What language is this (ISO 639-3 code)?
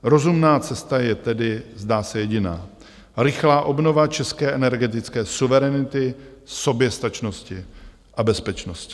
ces